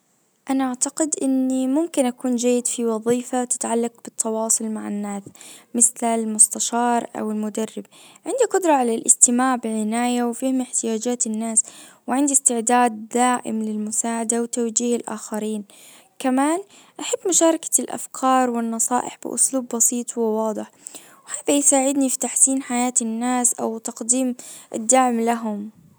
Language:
Najdi Arabic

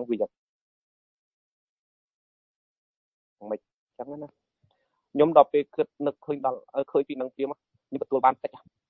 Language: Vietnamese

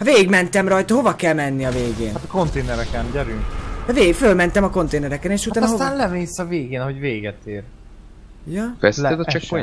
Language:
Hungarian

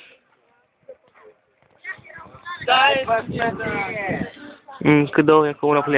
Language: Romanian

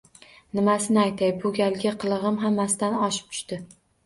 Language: Uzbek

